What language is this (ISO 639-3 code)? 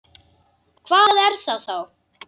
isl